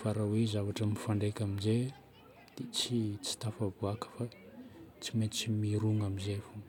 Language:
Northern Betsimisaraka Malagasy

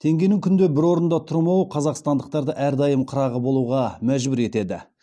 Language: Kazakh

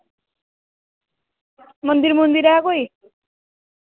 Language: Dogri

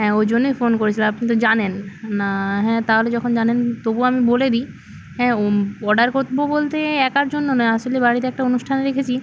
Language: Bangla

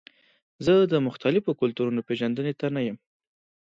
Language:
Pashto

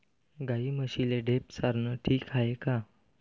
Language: Marathi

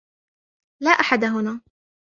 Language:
Arabic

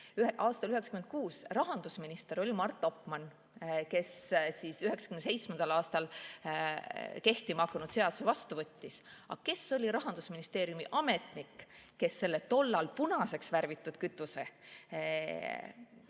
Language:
Estonian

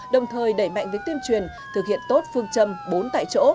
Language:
Vietnamese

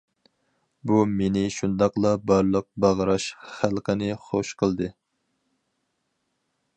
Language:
Uyghur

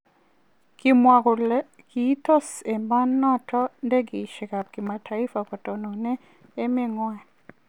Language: Kalenjin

